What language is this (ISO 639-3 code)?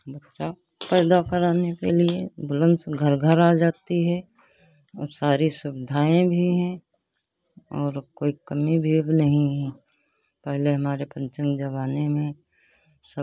hin